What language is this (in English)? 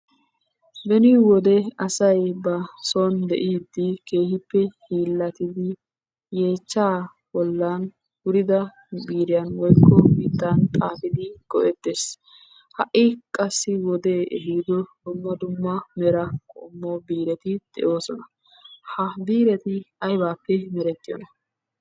Wolaytta